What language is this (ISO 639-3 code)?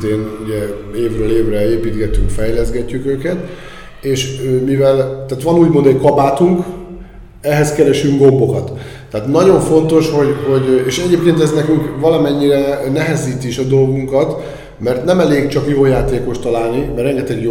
hun